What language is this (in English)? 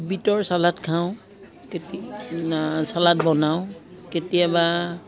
Assamese